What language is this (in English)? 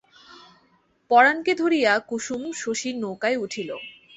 Bangla